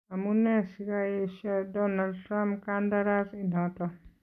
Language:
Kalenjin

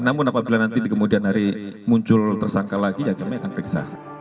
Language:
Indonesian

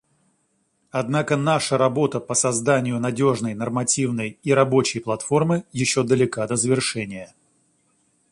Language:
Russian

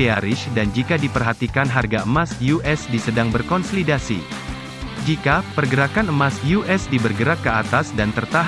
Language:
Indonesian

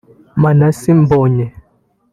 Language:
Kinyarwanda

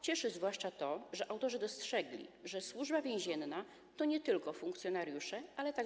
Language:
Polish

